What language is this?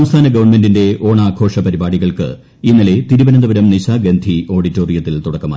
Malayalam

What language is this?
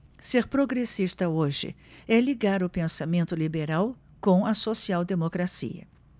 Portuguese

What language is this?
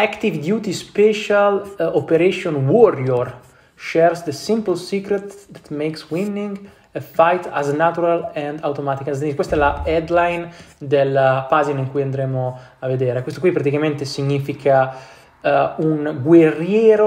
Italian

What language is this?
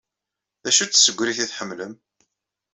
Kabyle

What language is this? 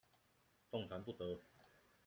Chinese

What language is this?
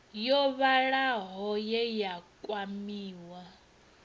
Venda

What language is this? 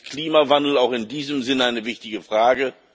German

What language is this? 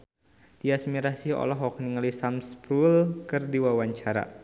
Sundanese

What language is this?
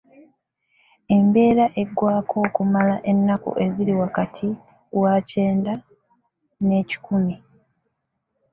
Ganda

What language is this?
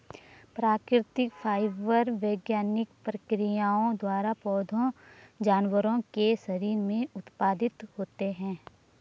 Hindi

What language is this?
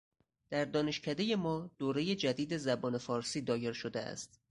Persian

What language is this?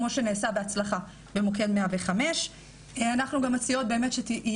Hebrew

